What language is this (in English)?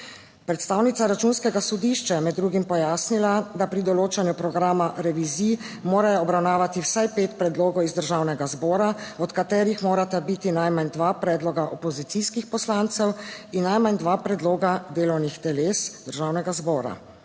Slovenian